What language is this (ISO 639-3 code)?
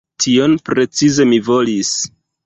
epo